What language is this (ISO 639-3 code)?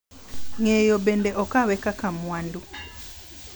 luo